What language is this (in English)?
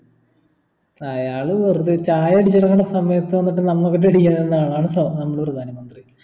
Malayalam